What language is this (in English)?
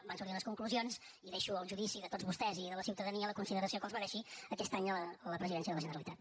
Catalan